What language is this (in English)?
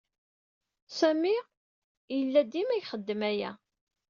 Kabyle